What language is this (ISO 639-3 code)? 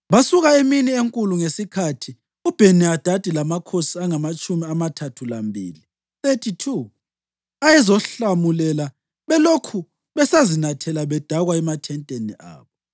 nde